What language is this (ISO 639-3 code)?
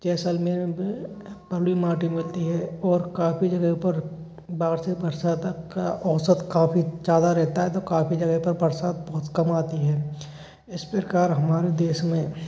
hin